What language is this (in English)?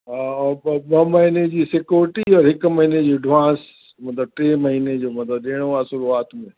Sindhi